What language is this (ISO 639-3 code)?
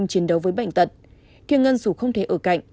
vie